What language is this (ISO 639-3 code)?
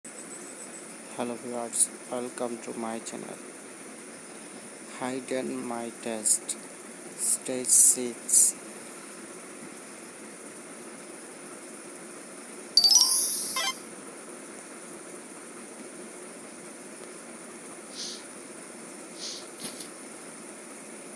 eng